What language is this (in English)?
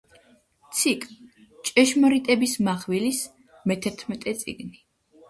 Georgian